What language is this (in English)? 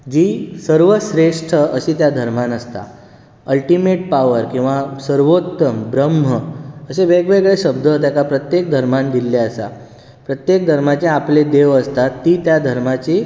Konkani